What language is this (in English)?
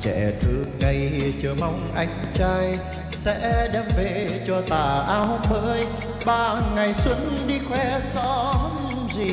Vietnamese